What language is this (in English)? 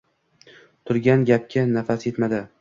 Uzbek